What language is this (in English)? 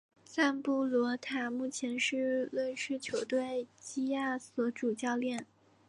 Chinese